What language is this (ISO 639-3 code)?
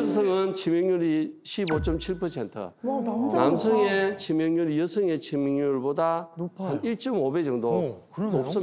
kor